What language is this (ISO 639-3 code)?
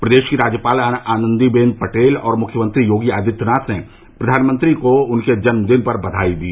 hin